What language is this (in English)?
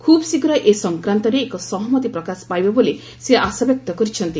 Odia